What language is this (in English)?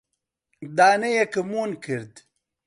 Central Kurdish